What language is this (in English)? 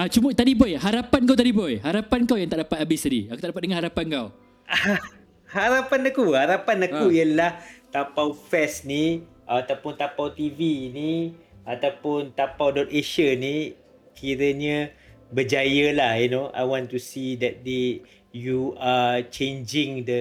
Malay